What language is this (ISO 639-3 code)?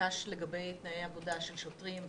heb